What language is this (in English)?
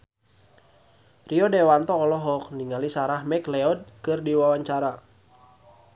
Sundanese